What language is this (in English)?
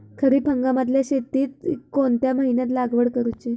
Marathi